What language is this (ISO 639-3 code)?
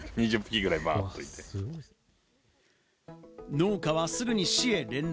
jpn